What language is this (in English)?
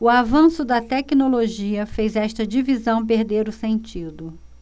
Portuguese